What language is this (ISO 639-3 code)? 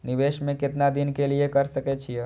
mai